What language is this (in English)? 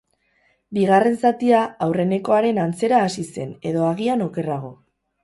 Basque